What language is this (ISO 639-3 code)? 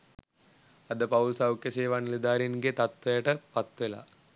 sin